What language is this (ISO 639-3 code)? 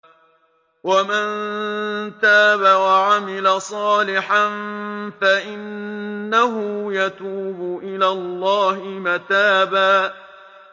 ara